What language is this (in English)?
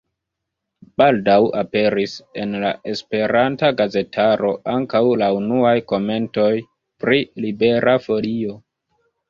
Esperanto